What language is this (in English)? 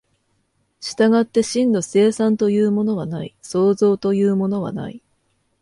Japanese